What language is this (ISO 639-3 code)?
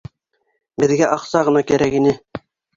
bak